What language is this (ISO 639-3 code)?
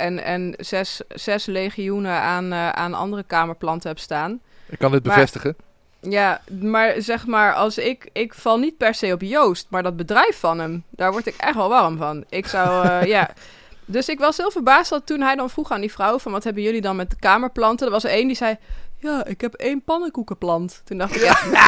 nld